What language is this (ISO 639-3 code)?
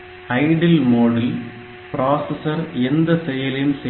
tam